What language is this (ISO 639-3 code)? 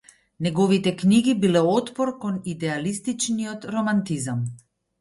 mkd